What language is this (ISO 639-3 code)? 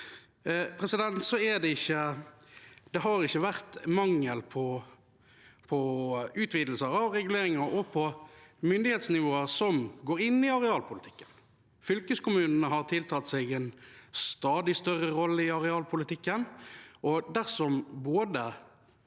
nor